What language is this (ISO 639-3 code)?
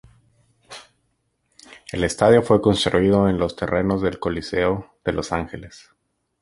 spa